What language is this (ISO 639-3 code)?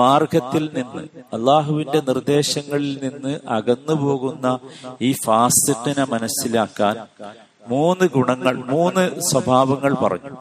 mal